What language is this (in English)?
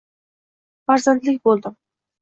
Uzbek